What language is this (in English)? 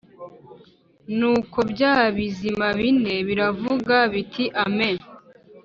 Kinyarwanda